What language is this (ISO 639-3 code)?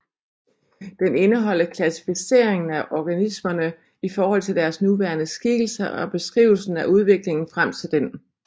dan